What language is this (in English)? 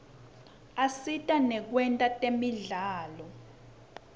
Swati